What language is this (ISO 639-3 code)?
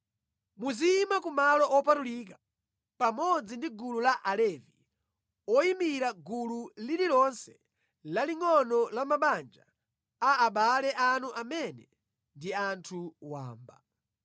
nya